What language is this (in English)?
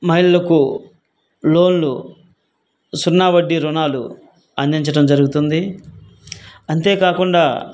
Telugu